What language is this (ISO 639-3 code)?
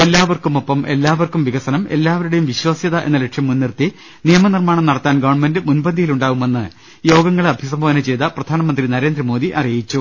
mal